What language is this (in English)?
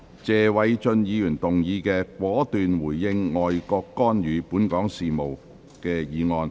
Cantonese